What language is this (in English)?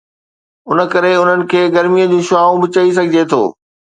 Sindhi